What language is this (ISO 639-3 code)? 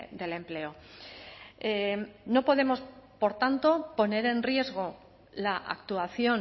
spa